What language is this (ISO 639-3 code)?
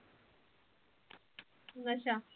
pan